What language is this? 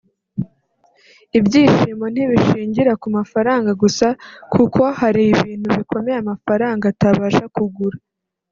Kinyarwanda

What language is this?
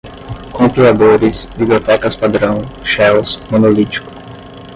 Portuguese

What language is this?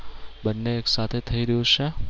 Gujarati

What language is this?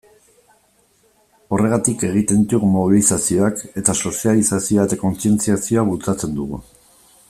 Basque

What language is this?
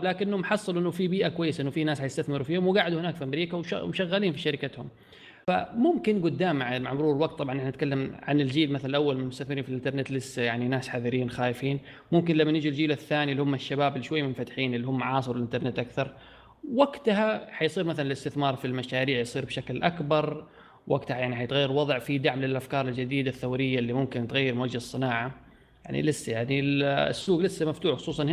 Arabic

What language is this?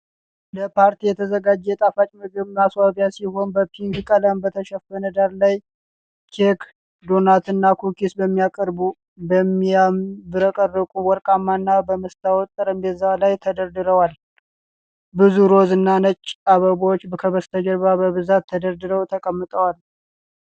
Amharic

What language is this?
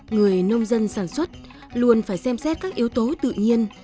Vietnamese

